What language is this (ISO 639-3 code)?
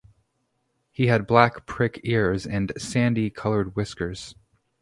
eng